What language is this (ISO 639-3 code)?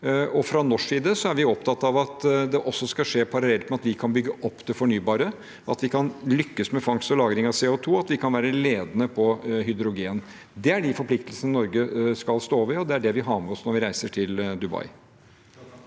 nor